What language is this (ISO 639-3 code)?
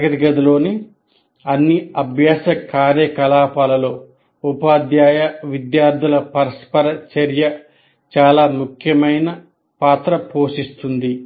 tel